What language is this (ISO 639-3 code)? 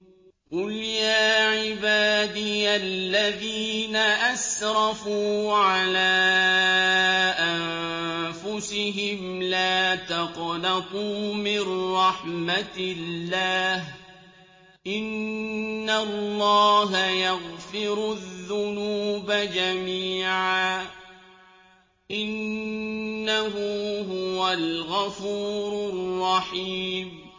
ara